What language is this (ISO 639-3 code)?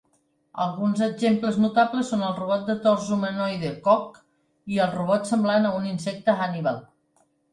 cat